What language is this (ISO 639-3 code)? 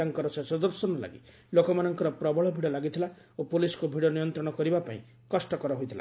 ori